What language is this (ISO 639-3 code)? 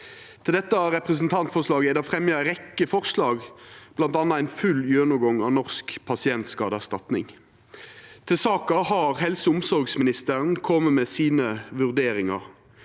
nor